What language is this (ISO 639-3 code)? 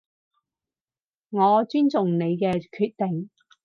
yue